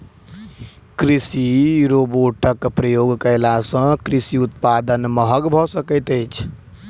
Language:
Maithili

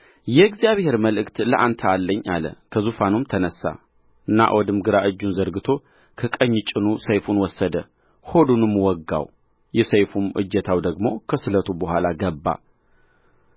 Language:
Amharic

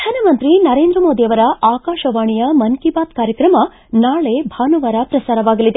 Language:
Kannada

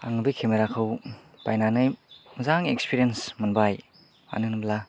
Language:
Bodo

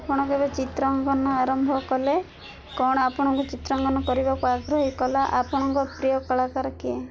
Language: Odia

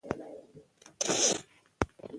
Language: Pashto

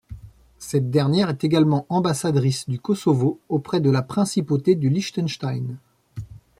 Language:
French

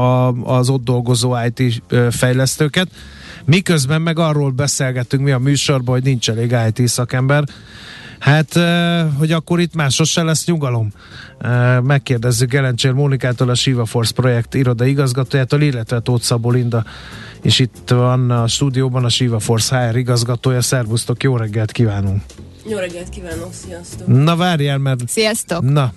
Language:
Hungarian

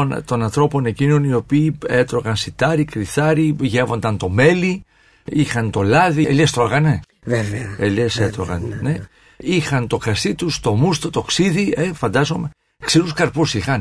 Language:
Greek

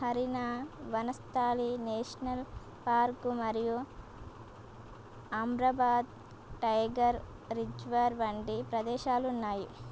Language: Telugu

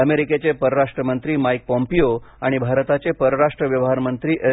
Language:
Marathi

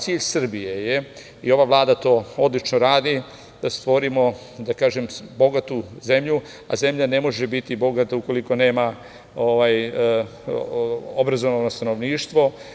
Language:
Serbian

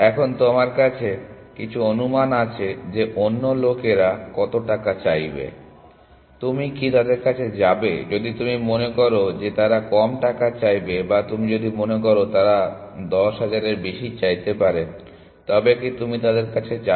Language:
Bangla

